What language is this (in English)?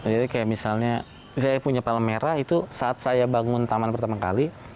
Indonesian